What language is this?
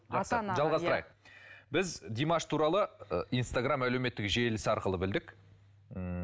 Kazakh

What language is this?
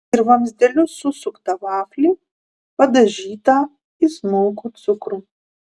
Lithuanian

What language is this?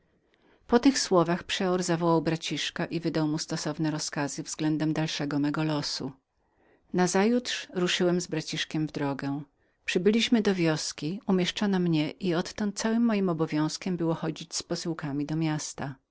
Polish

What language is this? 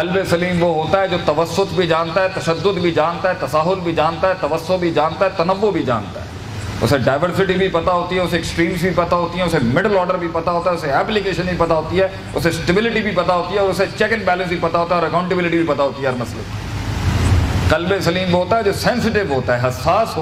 Urdu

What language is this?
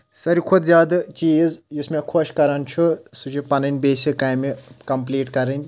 Kashmiri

